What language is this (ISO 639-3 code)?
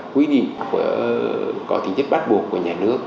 vie